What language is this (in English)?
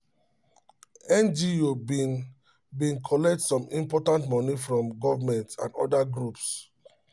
Nigerian Pidgin